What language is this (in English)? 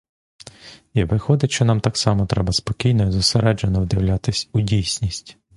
Ukrainian